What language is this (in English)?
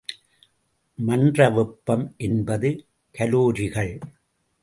Tamil